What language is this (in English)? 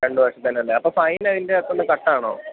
Malayalam